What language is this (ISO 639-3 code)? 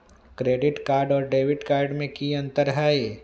mag